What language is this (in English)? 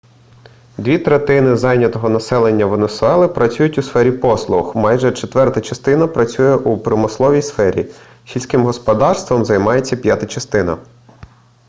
Ukrainian